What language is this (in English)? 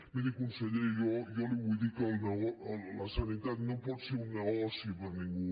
Catalan